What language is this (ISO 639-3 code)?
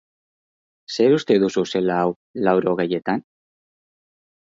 eus